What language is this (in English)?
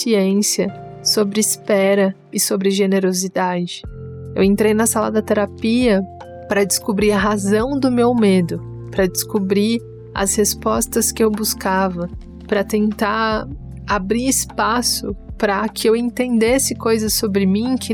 Portuguese